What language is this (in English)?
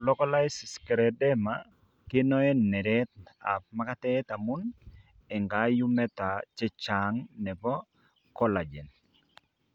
Kalenjin